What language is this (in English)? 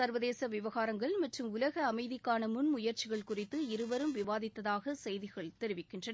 Tamil